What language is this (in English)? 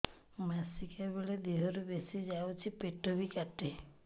Odia